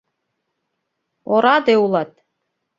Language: Mari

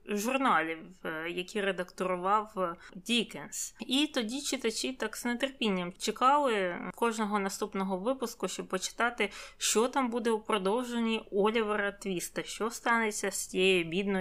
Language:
Ukrainian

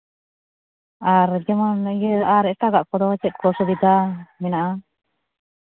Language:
Santali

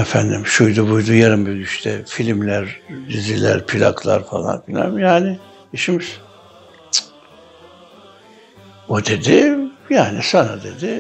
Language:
Turkish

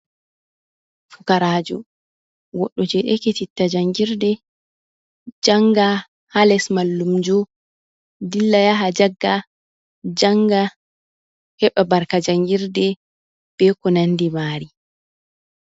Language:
Fula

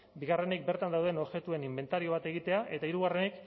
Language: Basque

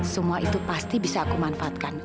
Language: Indonesian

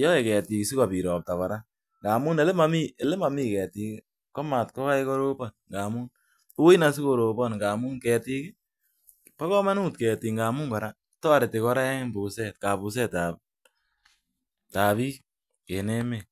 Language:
Kalenjin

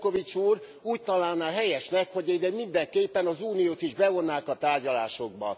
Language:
Hungarian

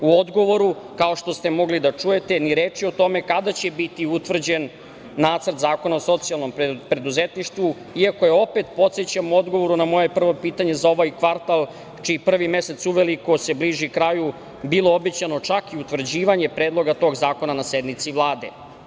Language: Serbian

